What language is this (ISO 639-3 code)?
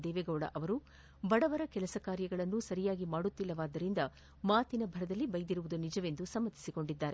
kan